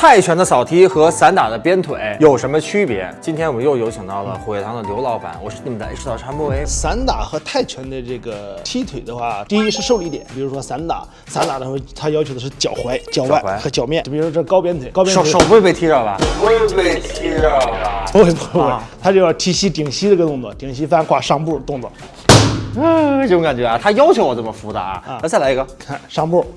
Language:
Chinese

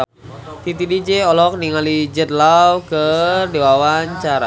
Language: Sundanese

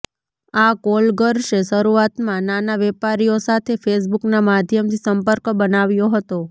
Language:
Gujarati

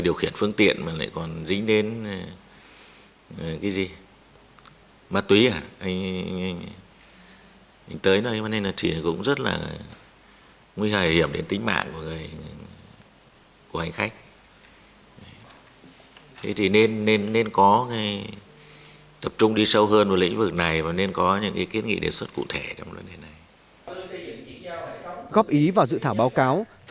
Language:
Vietnamese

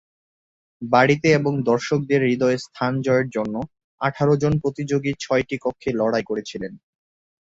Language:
Bangla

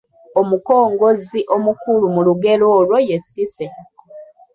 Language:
Ganda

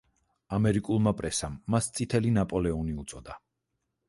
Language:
Georgian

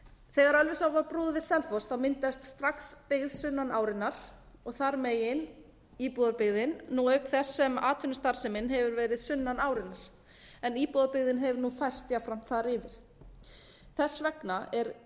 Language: Icelandic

